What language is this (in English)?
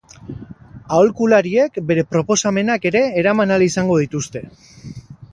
Basque